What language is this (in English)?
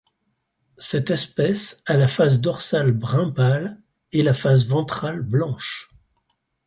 French